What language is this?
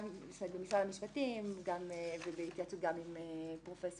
Hebrew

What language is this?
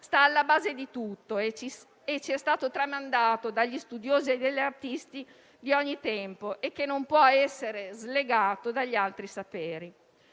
Italian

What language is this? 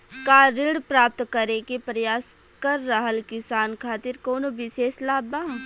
Bhojpuri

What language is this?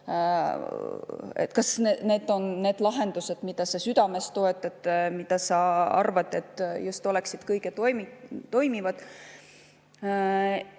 Estonian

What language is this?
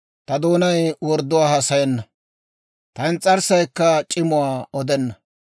Dawro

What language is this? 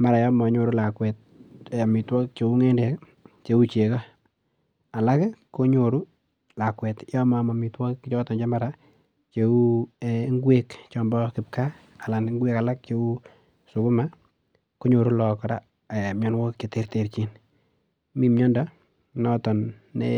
Kalenjin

